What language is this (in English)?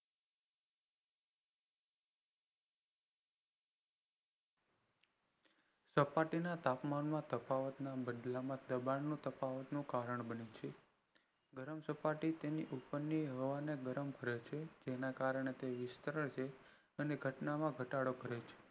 Gujarati